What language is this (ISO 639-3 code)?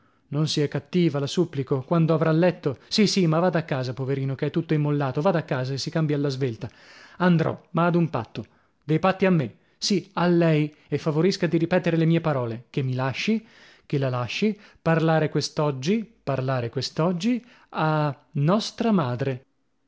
ita